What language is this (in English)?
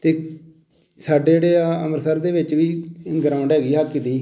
Punjabi